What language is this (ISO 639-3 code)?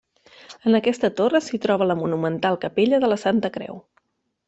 cat